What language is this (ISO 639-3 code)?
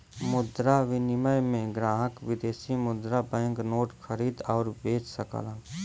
bho